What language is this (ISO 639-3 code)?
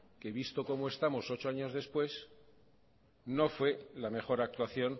spa